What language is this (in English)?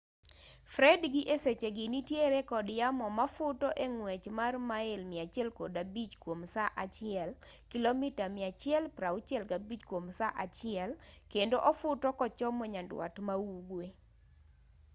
Luo (Kenya and Tanzania)